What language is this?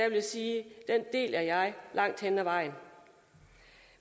Danish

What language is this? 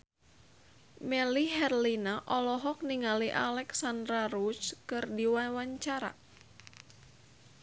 Sundanese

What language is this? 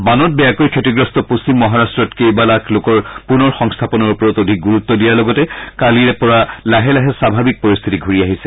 Assamese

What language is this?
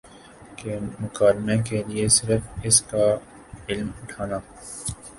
Urdu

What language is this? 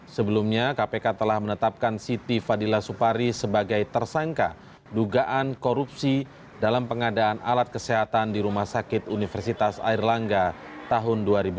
Indonesian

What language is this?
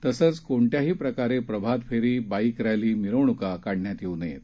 Marathi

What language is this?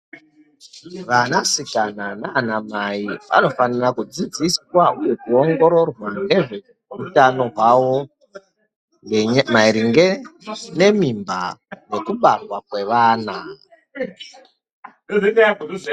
Ndau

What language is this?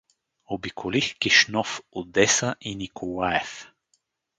Bulgarian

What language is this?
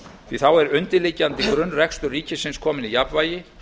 Icelandic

